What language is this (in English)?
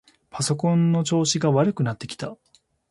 Japanese